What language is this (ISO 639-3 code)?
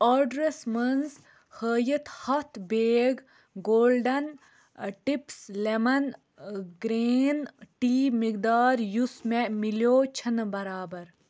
kas